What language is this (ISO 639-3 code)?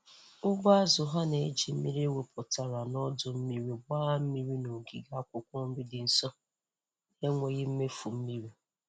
ibo